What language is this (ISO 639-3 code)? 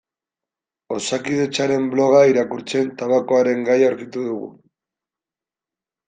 eus